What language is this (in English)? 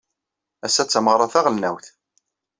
Kabyle